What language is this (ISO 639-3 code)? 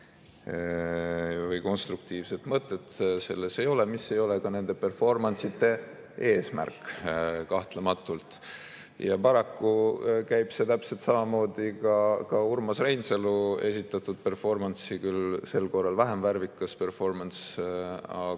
est